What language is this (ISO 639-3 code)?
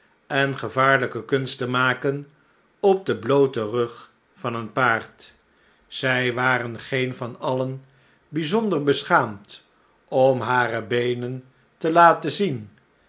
nld